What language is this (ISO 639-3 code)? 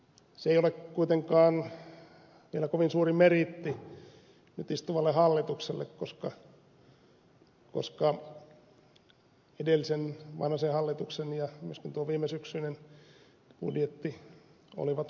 fin